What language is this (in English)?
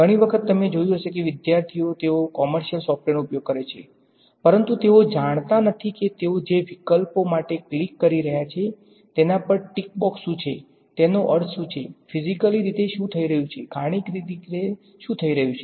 Gujarati